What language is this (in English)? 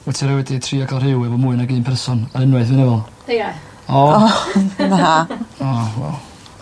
Welsh